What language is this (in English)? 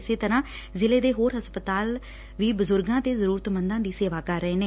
Punjabi